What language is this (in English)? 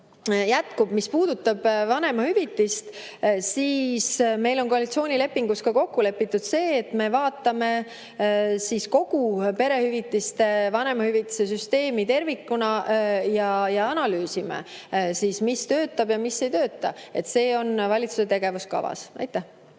Estonian